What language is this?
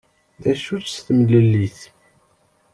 Kabyle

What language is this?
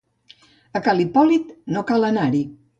Catalan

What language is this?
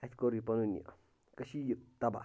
Kashmiri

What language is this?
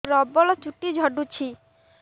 Odia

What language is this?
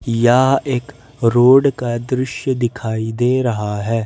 Hindi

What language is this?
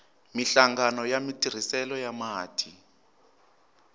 Tsonga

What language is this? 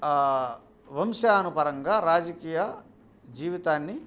Telugu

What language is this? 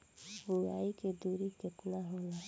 Bhojpuri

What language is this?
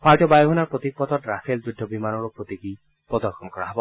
Assamese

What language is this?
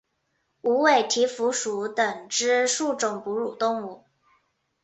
Chinese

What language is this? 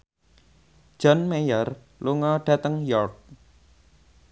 Javanese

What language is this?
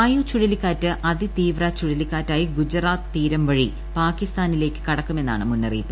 Malayalam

